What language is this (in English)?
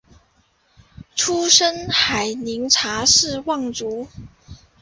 Chinese